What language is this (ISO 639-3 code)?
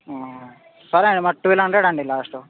tel